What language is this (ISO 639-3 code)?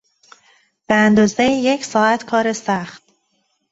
fas